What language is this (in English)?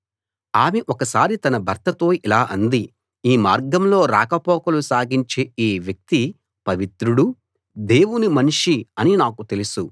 Telugu